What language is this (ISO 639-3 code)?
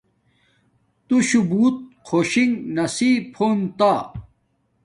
dmk